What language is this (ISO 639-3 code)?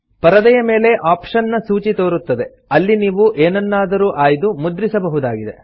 kan